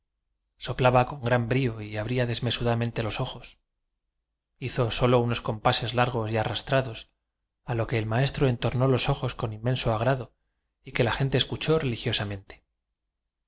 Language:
Spanish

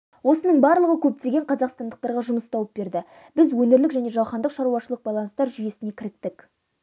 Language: Kazakh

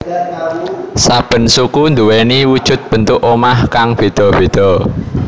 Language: Javanese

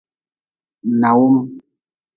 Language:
Nawdm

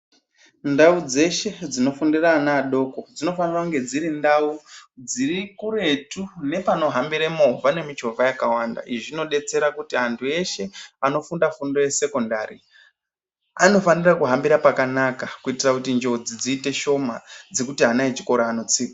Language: Ndau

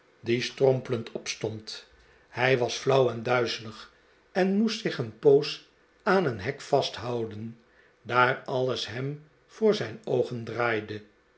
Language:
Dutch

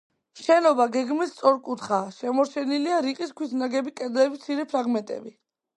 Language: Georgian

